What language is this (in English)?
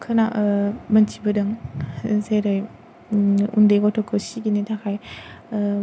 Bodo